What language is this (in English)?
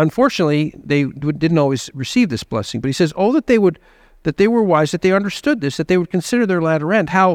English